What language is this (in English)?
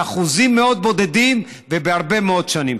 Hebrew